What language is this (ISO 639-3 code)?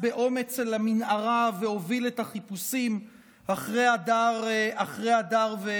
heb